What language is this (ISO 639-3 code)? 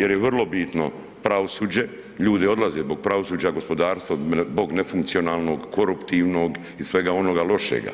hrv